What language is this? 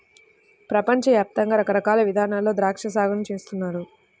Telugu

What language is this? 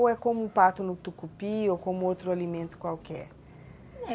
Portuguese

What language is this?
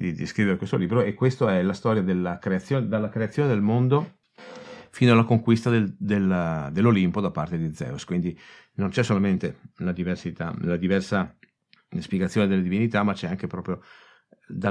Italian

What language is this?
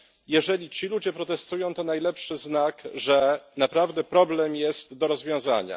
Polish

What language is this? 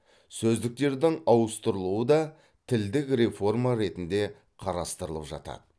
Kazakh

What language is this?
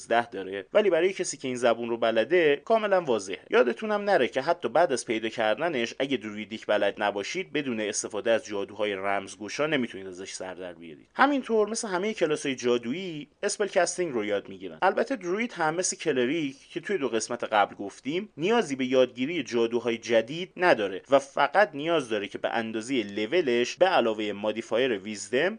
Persian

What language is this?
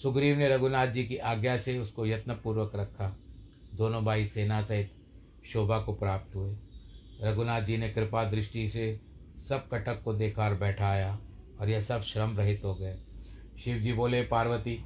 Hindi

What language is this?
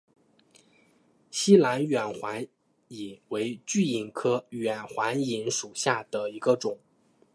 Chinese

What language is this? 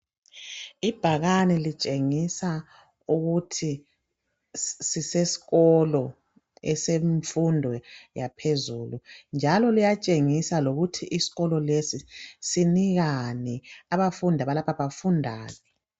North Ndebele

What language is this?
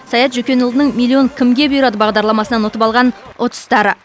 Kazakh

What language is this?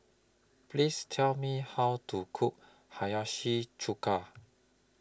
English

